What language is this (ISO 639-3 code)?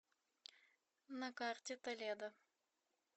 rus